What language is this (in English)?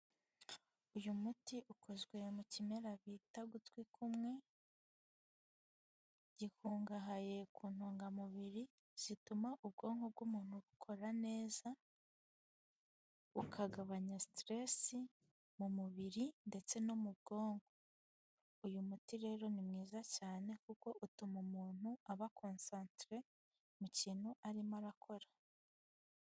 Kinyarwanda